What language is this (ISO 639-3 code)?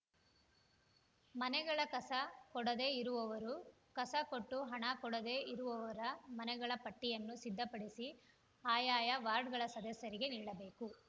kan